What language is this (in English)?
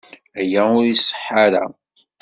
Kabyle